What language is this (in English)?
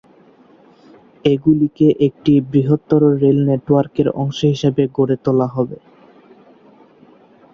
Bangla